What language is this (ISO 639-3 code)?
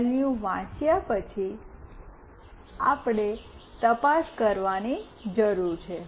guj